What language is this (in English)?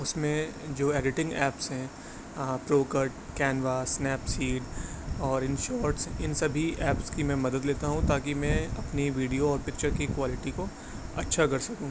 Urdu